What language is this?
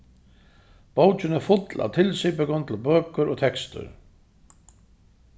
Faroese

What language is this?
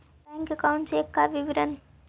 Magahi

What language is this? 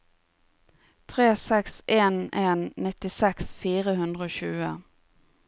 Norwegian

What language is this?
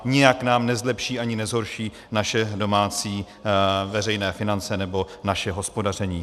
Czech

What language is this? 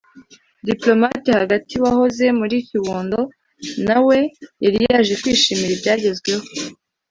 Kinyarwanda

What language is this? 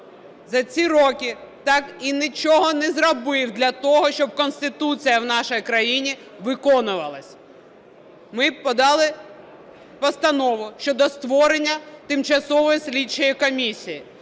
Ukrainian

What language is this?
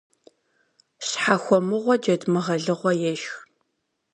Kabardian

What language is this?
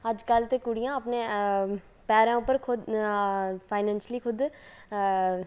Dogri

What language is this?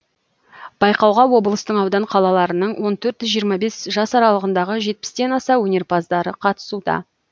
Kazakh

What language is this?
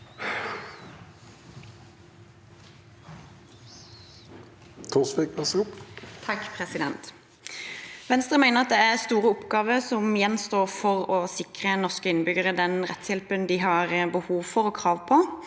Norwegian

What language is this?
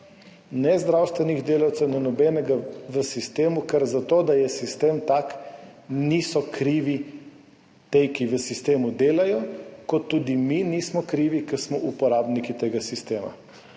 Slovenian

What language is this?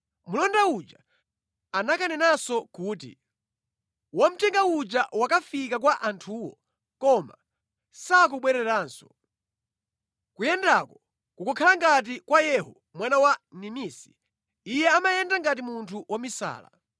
Nyanja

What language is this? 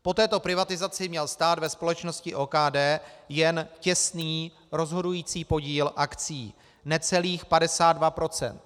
Czech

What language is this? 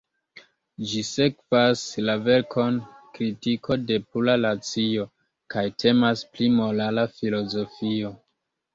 Esperanto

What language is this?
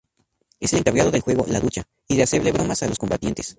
Spanish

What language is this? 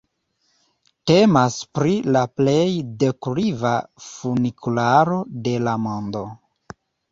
Esperanto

